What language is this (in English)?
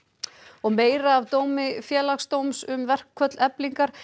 Icelandic